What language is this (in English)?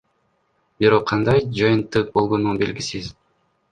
Kyrgyz